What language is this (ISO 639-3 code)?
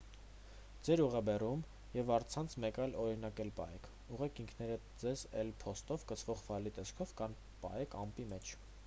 hye